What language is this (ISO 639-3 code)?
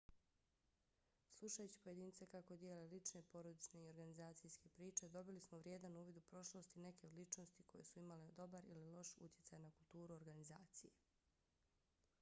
bos